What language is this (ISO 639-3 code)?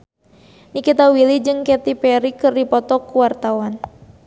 sun